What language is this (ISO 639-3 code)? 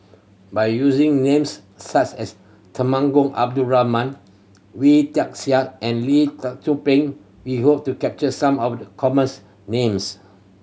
eng